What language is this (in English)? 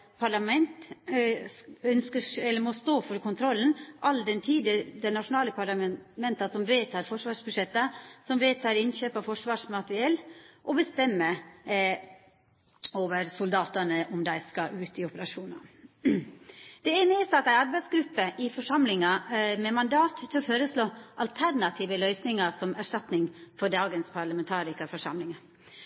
Norwegian Nynorsk